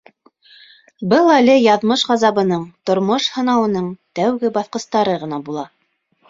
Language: Bashkir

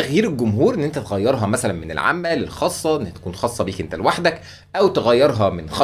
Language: Arabic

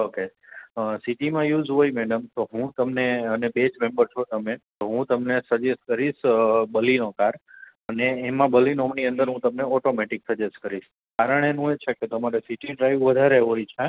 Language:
Gujarati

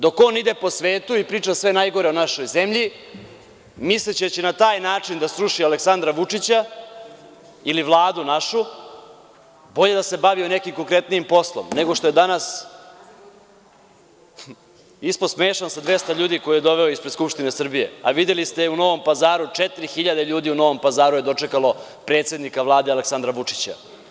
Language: Serbian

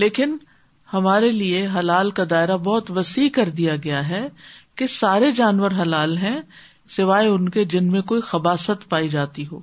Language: Urdu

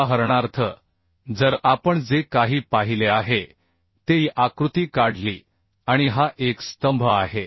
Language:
Marathi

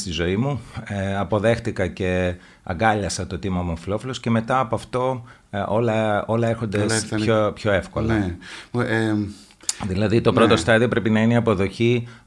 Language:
Greek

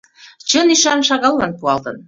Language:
Mari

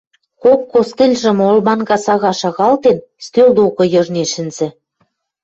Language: Western Mari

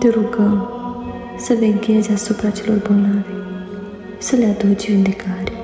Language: Romanian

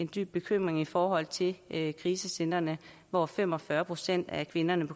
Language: Danish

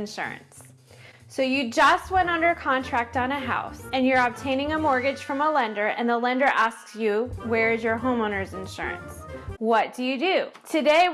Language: English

